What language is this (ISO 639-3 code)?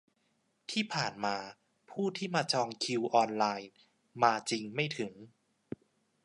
tha